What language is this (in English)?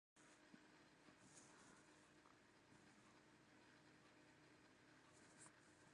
Welsh